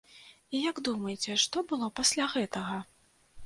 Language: Belarusian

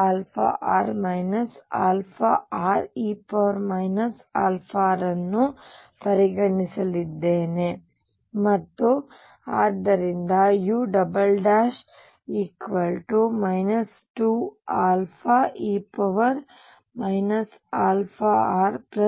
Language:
Kannada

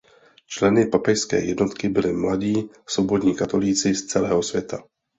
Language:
Czech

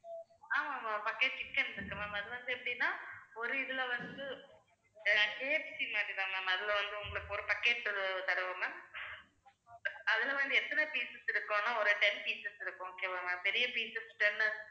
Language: Tamil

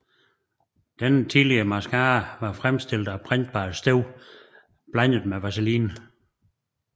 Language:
Danish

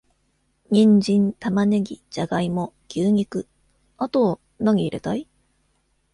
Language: Japanese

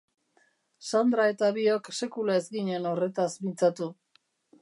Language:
Basque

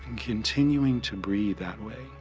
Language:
English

